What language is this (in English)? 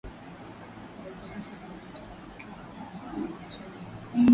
Swahili